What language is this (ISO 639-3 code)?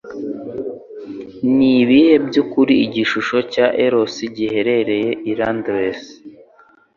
kin